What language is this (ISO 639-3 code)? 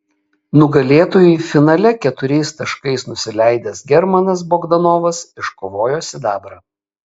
lit